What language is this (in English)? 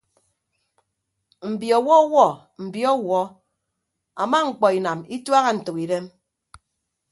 Ibibio